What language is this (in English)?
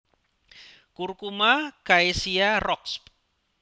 Javanese